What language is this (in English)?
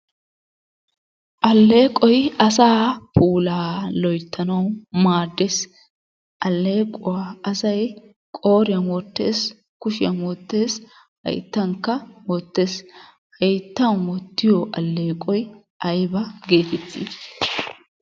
Wolaytta